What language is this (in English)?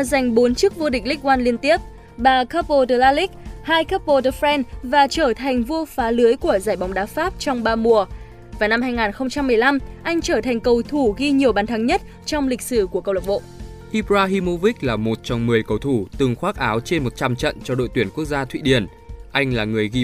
Vietnamese